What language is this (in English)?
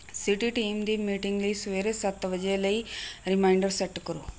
Punjabi